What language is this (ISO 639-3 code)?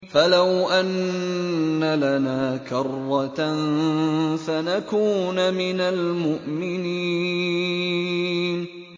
ara